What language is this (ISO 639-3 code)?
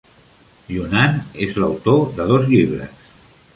cat